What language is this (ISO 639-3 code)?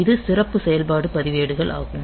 tam